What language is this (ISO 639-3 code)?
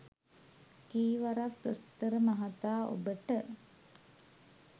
sin